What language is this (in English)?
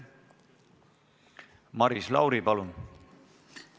Estonian